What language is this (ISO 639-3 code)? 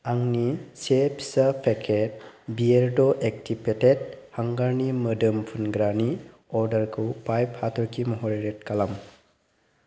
brx